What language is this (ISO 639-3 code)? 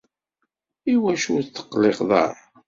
kab